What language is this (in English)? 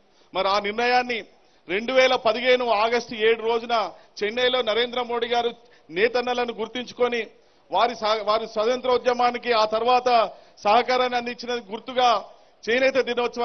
Hindi